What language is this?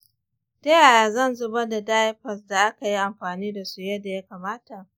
Hausa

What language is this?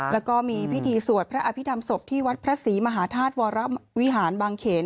Thai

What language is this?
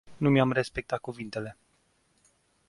Romanian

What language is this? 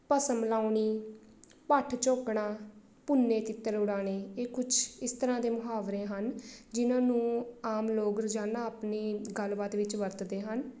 Punjabi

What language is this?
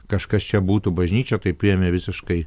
Lithuanian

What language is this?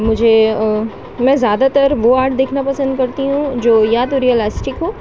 Urdu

